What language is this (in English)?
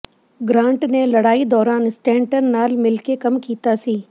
Punjabi